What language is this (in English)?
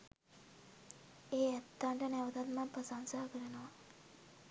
Sinhala